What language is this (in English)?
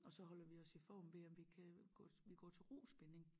Danish